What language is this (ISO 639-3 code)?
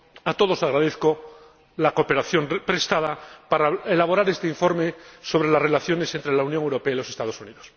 spa